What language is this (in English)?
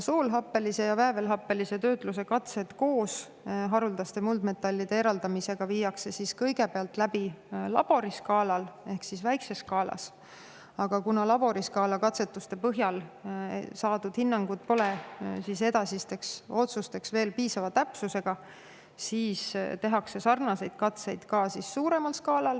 Estonian